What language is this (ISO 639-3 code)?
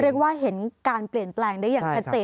tha